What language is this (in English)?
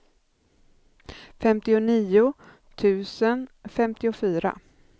Swedish